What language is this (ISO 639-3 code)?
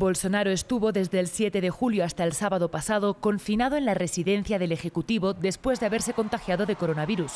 spa